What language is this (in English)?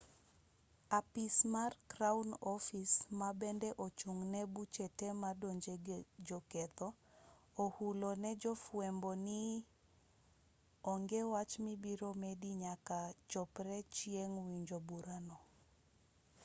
Luo (Kenya and Tanzania)